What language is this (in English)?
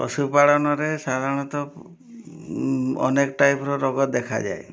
Odia